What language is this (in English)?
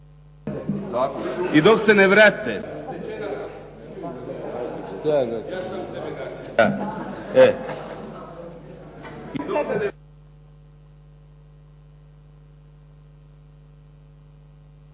Croatian